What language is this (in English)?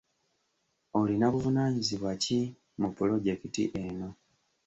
Ganda